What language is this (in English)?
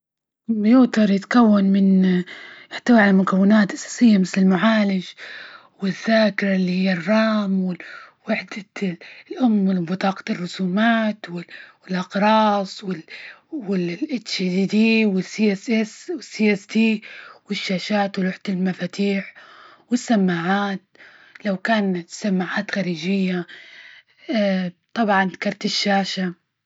Libyan Arabic